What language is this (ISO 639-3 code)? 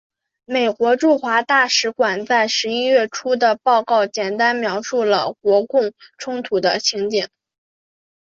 zho